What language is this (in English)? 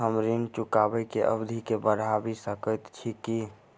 Maithili